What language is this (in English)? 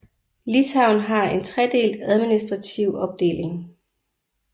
Danish